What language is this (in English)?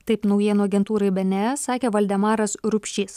Lithuanian